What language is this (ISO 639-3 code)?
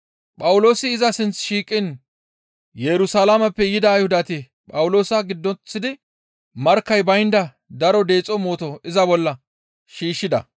gmv